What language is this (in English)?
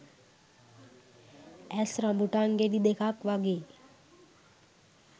Sinhala